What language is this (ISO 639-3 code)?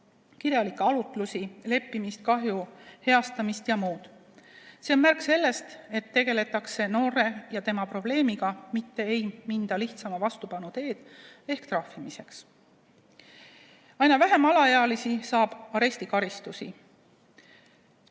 est